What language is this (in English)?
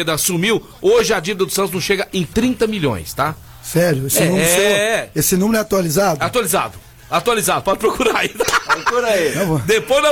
Portuguese